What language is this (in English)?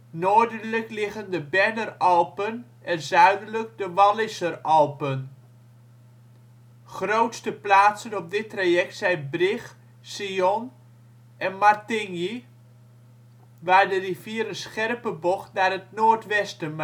Dutch